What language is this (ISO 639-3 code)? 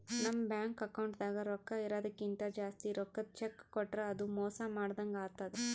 kan